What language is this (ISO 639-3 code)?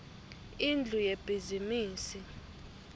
ssw